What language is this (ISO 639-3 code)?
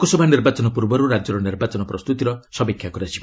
ori